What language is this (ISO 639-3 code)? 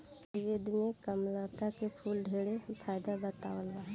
bho